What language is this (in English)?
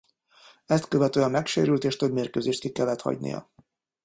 Hungarian